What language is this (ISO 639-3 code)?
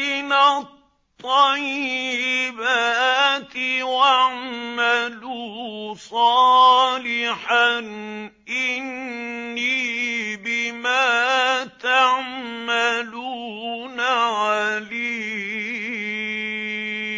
ara